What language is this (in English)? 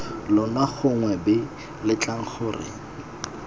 Tswana